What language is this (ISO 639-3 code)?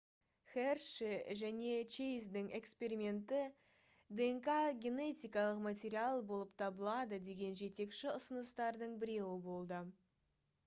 kaz